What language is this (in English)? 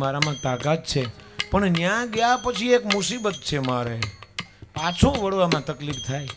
Gujarati